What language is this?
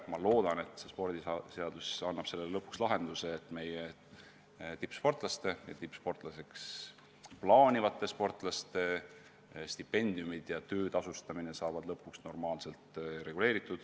Estonian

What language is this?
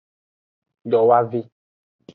Aja (Benin)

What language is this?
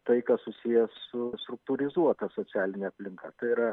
Lithuanian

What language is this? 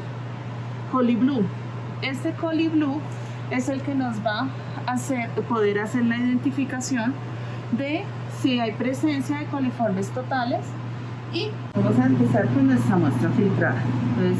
Spanish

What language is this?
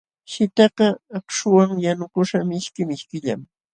Jauja Wanca Quechua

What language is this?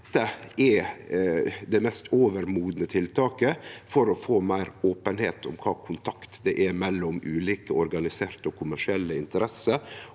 Norwegian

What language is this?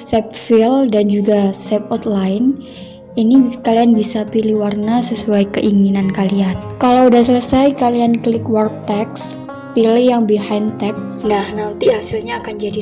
Indonesian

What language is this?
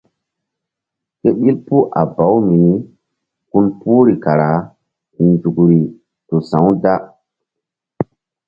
Mbum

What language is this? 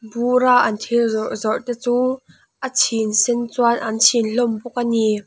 Mizo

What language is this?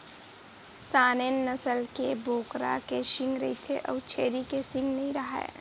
Chhattisgarhi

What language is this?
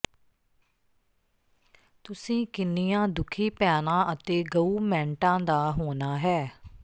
Punjabi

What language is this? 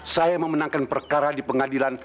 Indonesian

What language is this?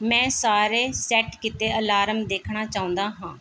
Punjabi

